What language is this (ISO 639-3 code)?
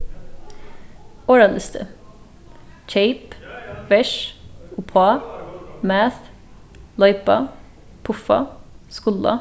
fao